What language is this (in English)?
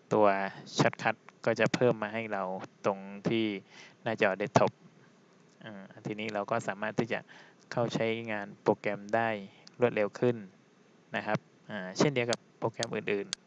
Thai